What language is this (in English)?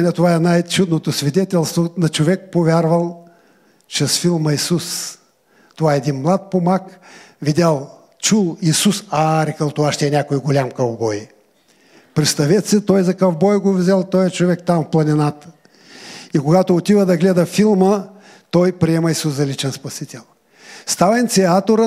Bulgarian